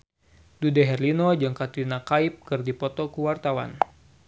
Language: Sundanese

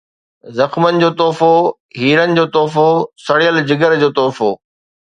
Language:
Sindhi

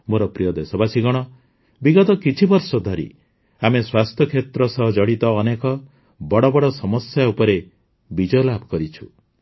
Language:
Odia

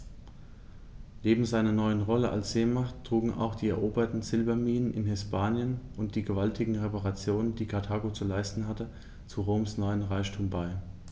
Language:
German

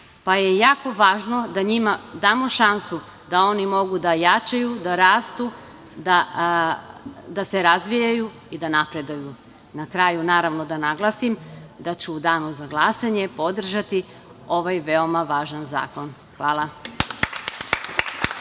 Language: Serbian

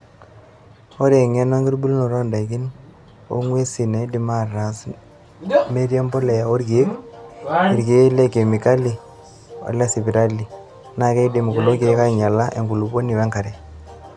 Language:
Masai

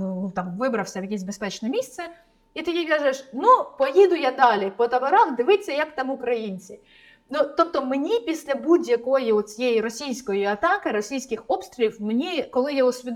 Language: Ukrainian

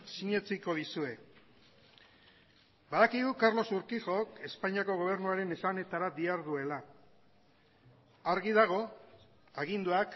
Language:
Basque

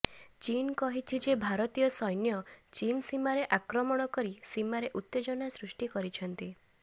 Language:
Odia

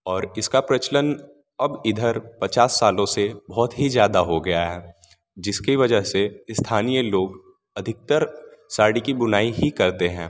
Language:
Hindi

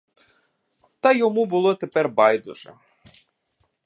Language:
Ukrainian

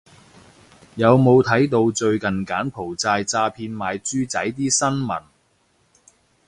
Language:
Cantonese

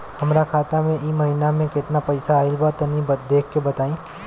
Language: Bhojpuri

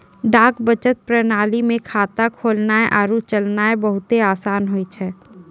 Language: Maithili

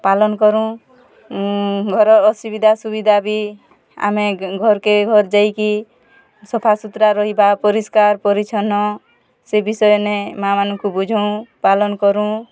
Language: Odia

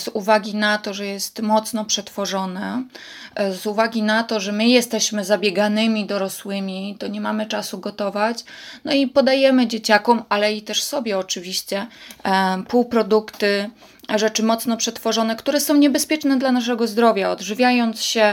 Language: Polish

